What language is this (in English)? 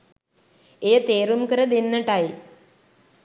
Sinhala